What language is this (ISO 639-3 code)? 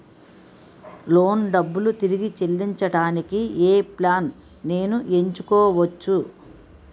tel